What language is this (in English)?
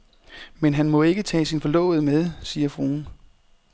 Danish